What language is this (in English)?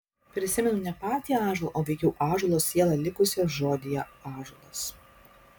Lithuanian